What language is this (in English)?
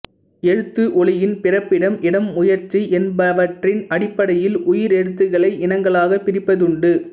Tamil